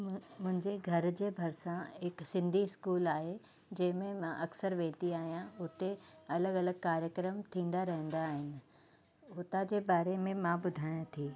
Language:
Sindhi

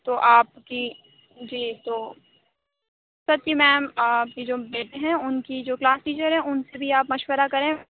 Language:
Urdu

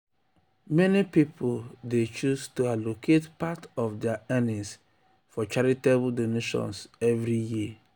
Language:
Nigerian Pidgin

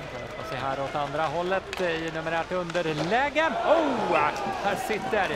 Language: Swedish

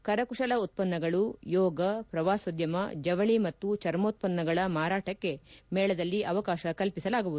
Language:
Kannada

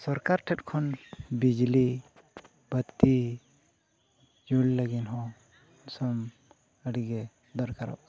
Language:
Santali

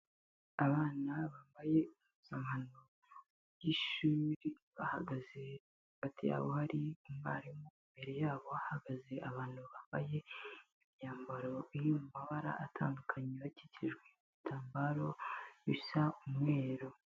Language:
Kinyarwanda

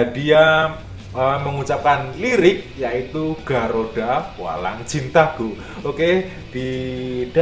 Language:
Indonesian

